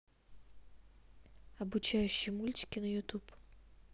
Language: Russian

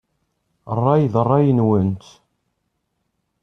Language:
Kabyle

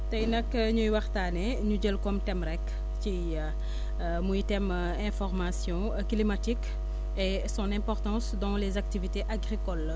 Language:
Wolof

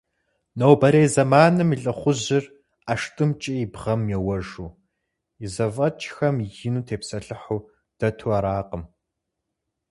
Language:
Kabardian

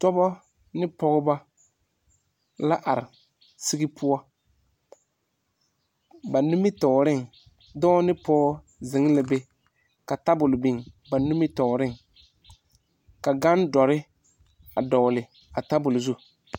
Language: Southern Dagaare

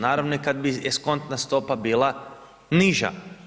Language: Croatian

